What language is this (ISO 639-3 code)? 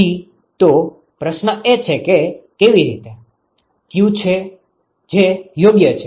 guj